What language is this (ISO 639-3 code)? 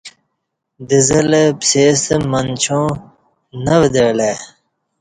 bsh